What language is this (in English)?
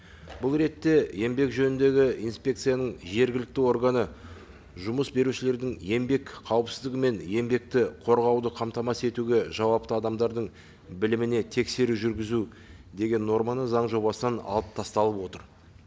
Kazakh